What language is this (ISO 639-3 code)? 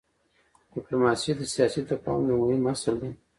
pus